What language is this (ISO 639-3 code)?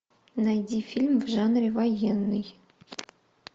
rus